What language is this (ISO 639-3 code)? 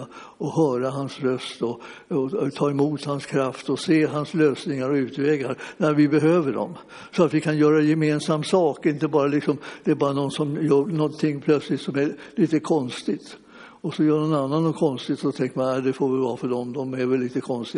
swe